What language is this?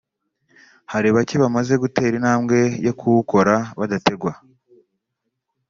Kinyarwanda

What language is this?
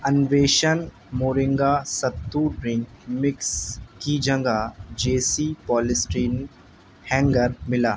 Urdu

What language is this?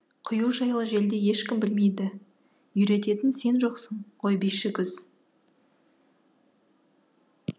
Kazakh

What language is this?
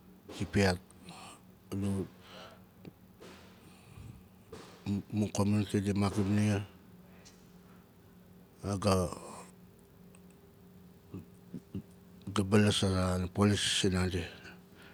Nalik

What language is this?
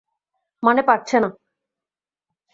Bangla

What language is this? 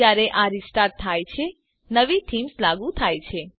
Gujarati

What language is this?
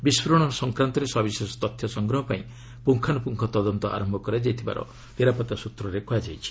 Odia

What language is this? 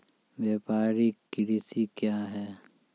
Maithili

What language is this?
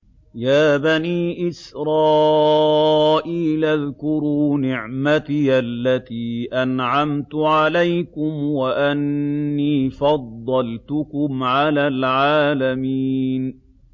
Arabic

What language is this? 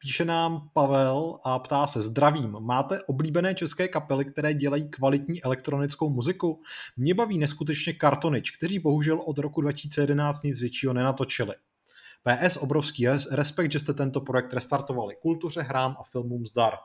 Czech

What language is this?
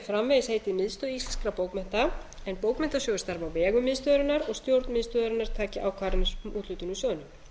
Icelandic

